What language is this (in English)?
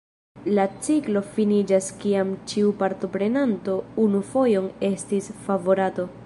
Esperanto